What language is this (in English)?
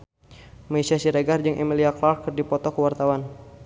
Sundanese